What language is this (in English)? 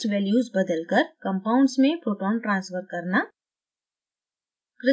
Hindi